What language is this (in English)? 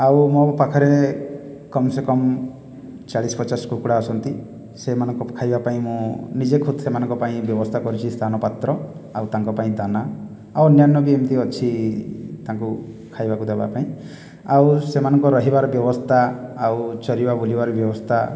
Odia